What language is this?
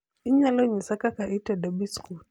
Luo (Kenya and Tanzania)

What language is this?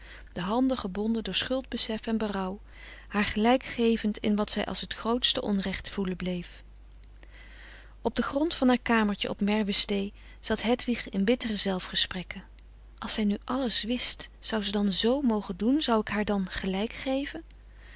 Dutch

